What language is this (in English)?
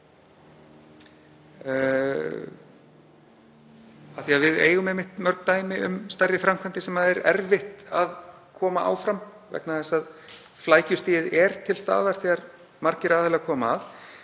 Icelandic